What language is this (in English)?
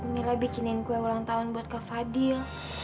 Indonesian